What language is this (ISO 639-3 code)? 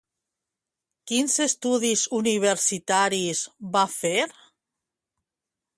cat